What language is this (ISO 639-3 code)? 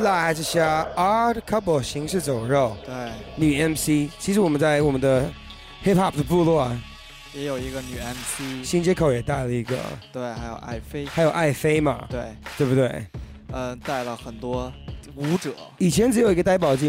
zho